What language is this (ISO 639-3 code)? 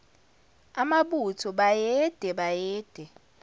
zul